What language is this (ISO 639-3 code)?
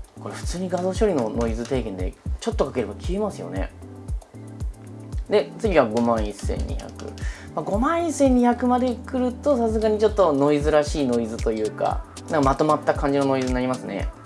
jpn